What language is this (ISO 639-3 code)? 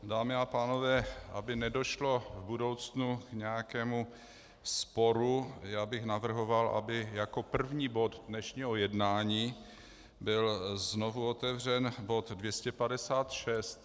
ces